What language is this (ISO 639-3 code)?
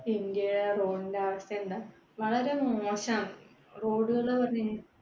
mal